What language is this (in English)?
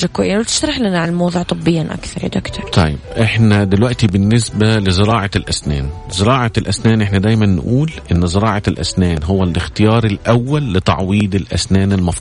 Arabic